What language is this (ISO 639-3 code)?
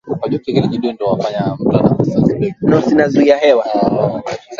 swa